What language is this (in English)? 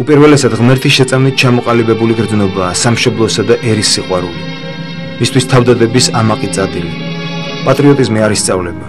Romanian